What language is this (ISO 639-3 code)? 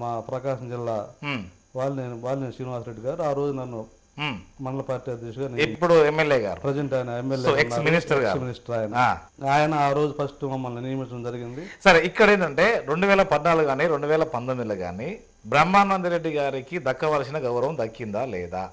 tel